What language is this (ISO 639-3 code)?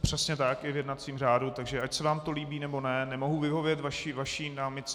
ces